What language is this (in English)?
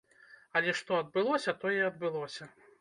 Belarusian